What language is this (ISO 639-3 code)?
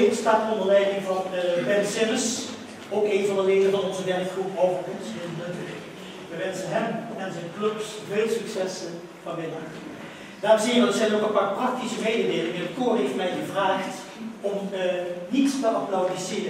nld